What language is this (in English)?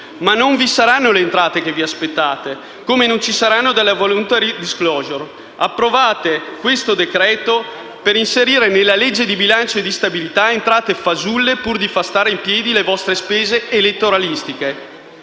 Italian